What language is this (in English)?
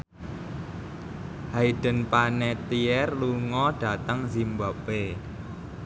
Javanese